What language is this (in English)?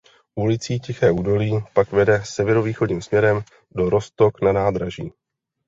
Czech